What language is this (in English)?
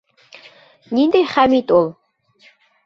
Bashkir